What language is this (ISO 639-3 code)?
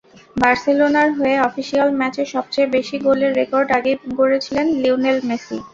ben